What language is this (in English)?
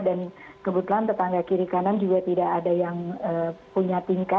Indonesian